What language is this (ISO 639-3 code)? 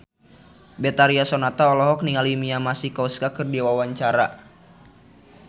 sun